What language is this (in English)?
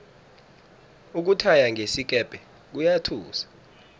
South Ndebele